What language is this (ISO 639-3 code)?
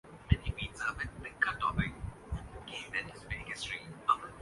urd